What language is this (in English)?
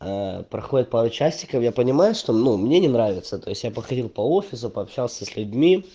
Russian